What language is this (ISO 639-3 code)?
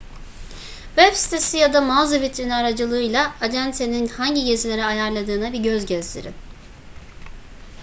tur